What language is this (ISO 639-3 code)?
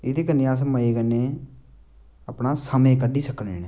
doi